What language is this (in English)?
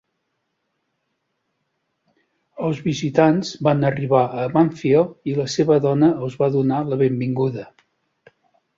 Catalan